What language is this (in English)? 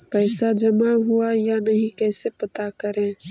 Magahi